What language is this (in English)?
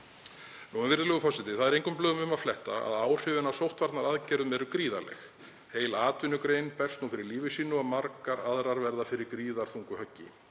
Icelandic